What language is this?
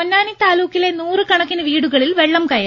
Malayalam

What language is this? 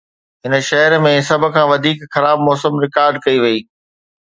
Sindhi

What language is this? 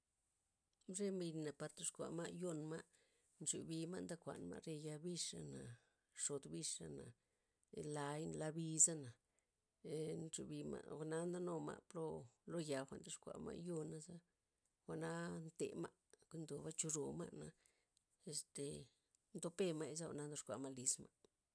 Loxicha Zapotec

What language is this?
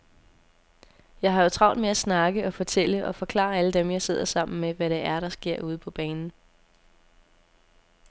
Danish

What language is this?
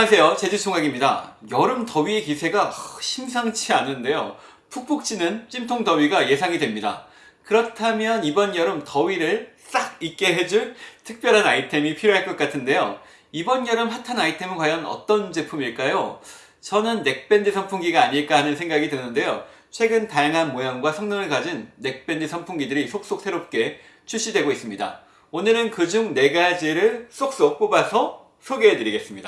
Korean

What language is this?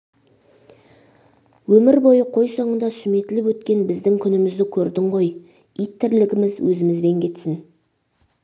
Kazakh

